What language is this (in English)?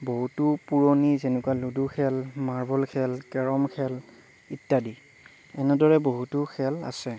Assamese